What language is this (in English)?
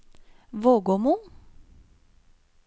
Norwegian